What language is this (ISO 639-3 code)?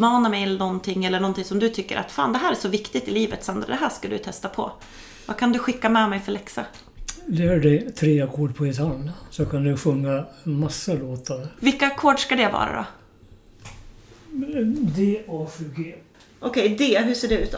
swe